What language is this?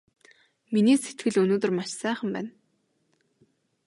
Mongolian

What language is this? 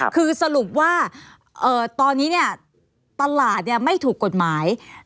Thai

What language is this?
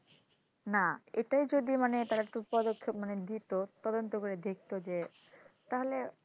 Bangla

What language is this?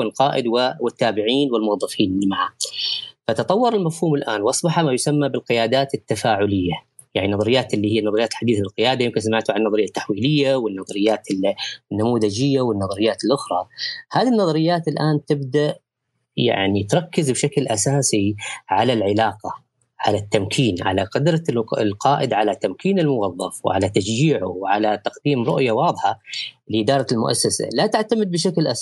Arabic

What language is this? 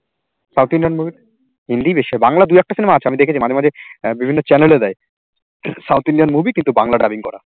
Bangla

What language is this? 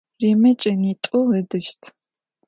Adyghe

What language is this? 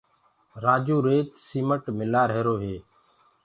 Gurgula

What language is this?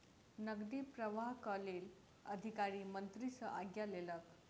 Maithili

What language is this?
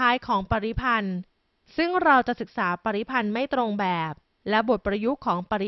Thai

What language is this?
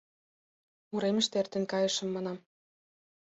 Mari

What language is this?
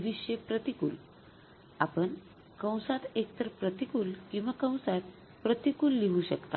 Marathi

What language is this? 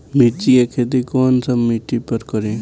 Bhojpuri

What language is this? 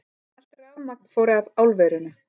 Icelandic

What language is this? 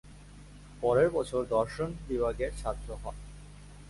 Bangla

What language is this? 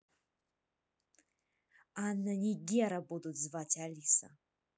Russian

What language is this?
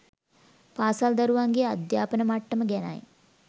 Sinhala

